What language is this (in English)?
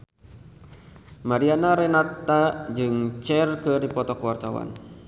Sundanese